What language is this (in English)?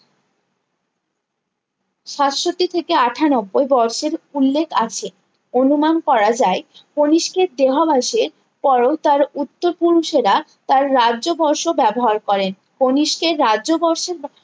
Bangla